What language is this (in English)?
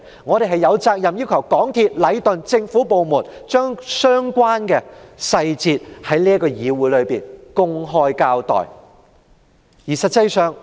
Cantonese